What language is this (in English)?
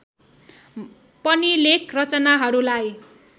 Nepali